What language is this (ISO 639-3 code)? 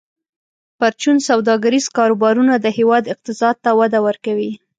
pus